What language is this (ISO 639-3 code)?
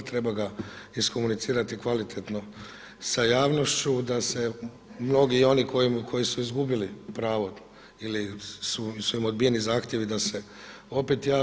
hrv